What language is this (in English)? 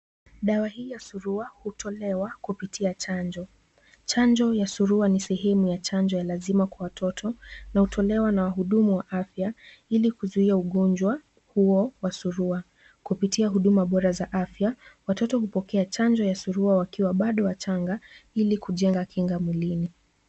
Swahili